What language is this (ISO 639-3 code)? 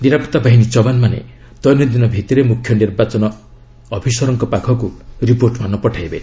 ori